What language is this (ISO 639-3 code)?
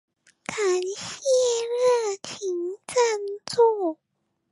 zho